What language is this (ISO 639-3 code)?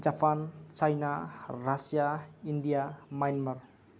brx